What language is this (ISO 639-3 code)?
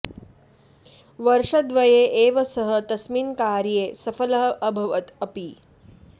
san